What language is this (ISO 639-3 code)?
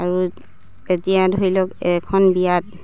asm